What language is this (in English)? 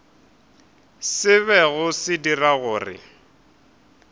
Northern Sotho